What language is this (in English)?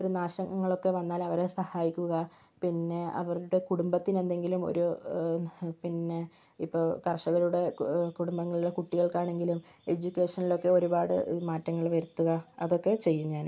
Malayalam